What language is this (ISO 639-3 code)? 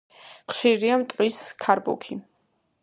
kat